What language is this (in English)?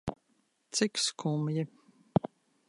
Latvian